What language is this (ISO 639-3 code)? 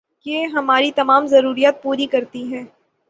urd